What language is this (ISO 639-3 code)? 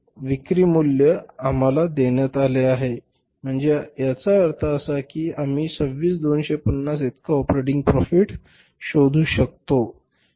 mar